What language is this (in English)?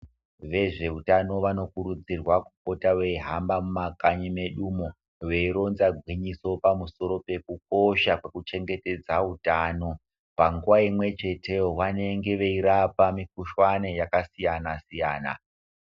Ndau